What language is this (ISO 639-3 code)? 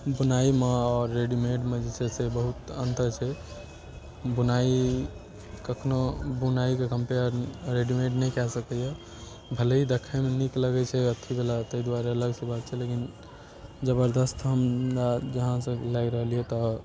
mai